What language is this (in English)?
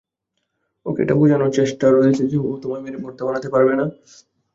Bangla